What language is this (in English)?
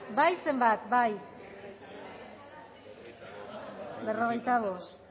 Basque